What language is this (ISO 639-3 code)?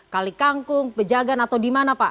ind